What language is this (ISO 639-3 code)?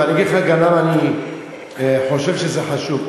heb